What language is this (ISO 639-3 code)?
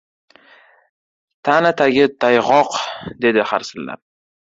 uzb